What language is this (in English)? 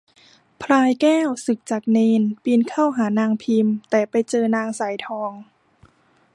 Thai